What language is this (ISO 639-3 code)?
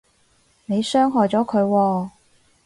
yue